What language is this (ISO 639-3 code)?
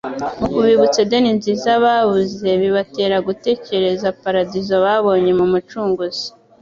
kin